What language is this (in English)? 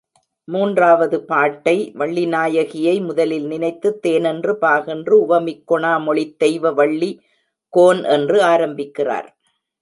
Tamil